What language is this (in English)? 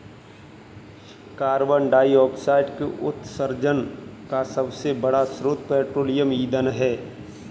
Hindi